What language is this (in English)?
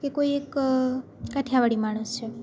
Gujarati